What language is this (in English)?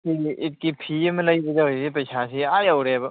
Manipuri